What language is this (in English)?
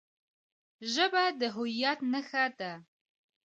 Pashto